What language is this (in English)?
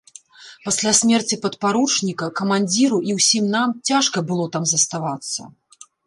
Belarusian